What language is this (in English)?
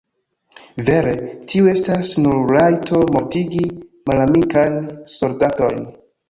Esperanto